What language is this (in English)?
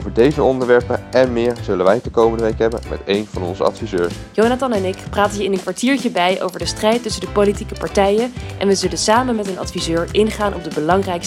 Dutch